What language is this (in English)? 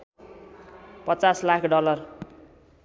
Nepali